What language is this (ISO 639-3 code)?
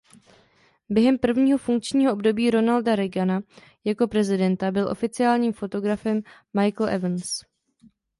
ces